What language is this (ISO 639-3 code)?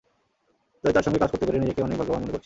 ben